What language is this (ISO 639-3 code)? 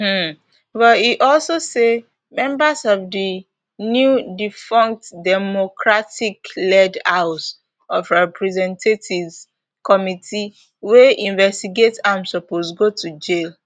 pcm